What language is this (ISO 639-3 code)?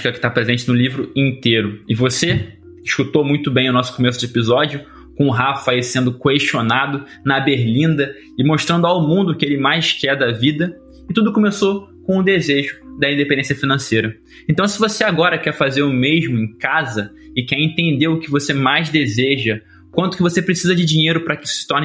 por